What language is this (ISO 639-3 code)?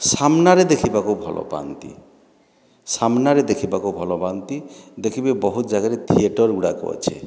ori